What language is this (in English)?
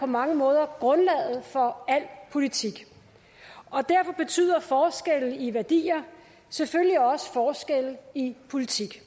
Danish